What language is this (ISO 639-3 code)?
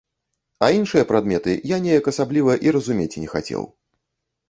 bel